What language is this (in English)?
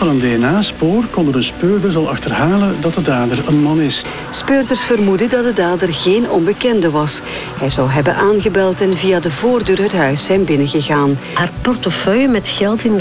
Dutch